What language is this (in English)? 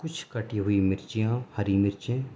Urdu